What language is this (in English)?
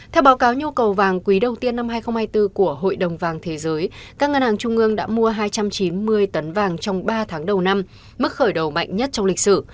Vietnamese